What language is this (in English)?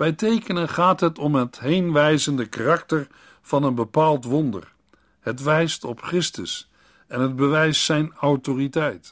Dutch